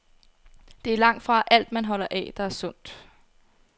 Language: Danish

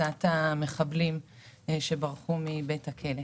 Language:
Hebrew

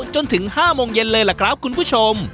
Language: Thai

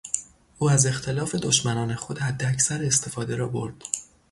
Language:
Persian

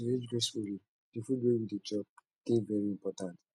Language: Nigerian Pidgin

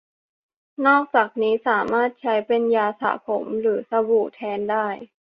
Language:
Thai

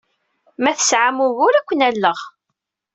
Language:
Kabyle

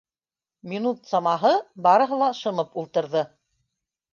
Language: Bashkir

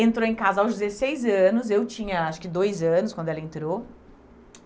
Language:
Portuguese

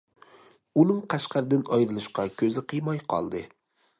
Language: Uyghur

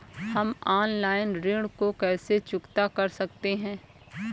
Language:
Hindi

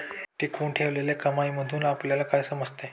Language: Marathi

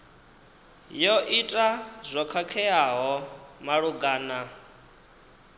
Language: Venda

